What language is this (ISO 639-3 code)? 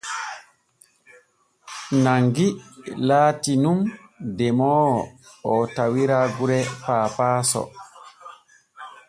fue